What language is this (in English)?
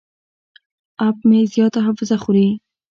Pashto